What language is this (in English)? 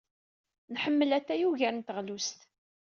Kabyle